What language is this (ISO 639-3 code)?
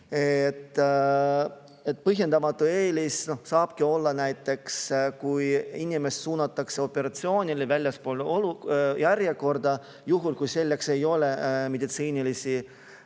est